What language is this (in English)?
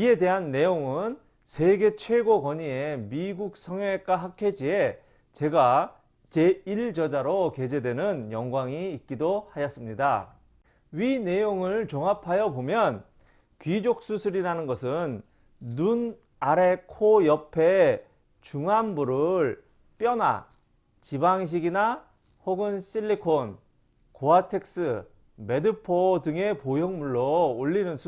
Korean